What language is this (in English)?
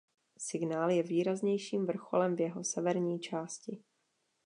Czech